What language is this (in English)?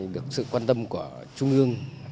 Vietnamese